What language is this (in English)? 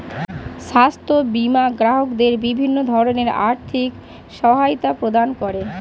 Bangla